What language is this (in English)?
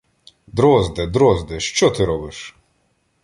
Ukrainian